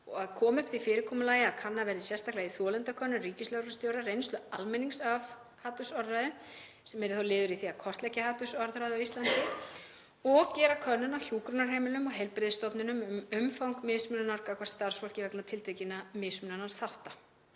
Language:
Icelandic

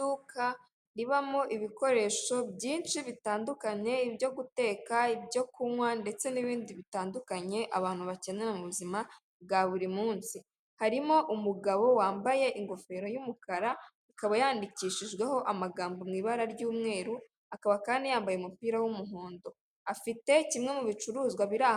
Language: Kinyarwanda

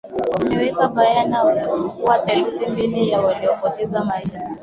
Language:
Swahili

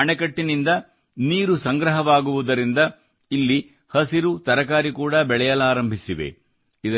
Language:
Kannada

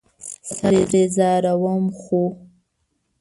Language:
Pashto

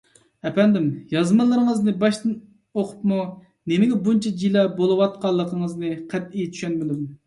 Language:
Uyghur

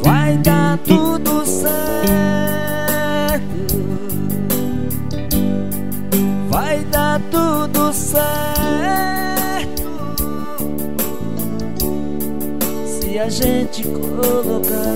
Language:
Portuguese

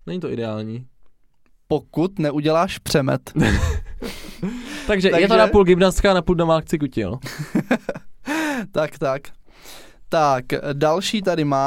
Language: Czech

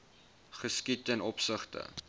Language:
Afrikaans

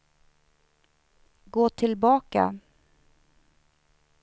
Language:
Swedish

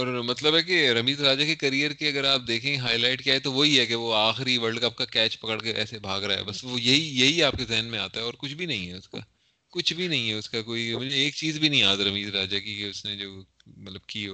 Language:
Urdu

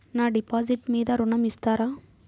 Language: Telugu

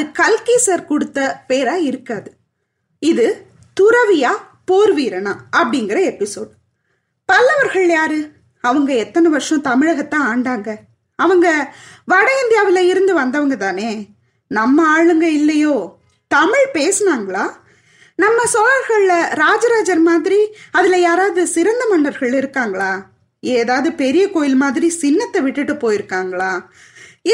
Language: Tamil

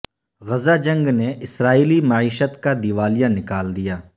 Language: Urdu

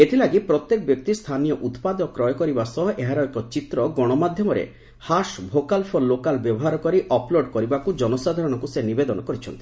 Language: Odia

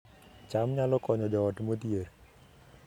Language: Luo (Kenya and Tanzania)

